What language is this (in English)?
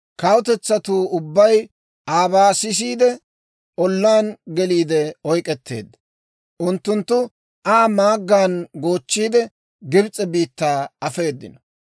Dawro